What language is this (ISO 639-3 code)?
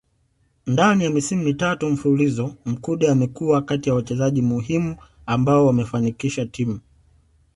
swa